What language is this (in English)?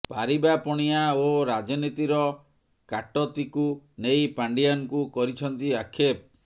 Odia